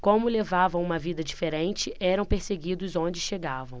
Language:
Portuguese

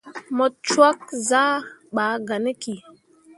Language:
Mundang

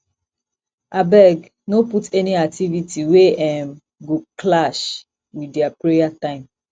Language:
Nigerian Pidgin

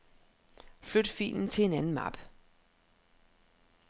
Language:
Danish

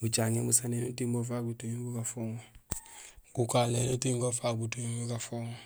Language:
Gusilay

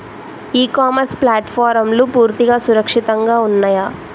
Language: Telugu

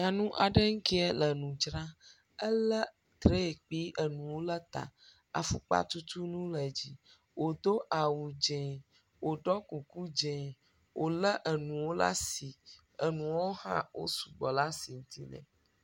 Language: Ewe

